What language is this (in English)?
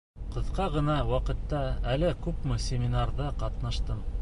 Bashkir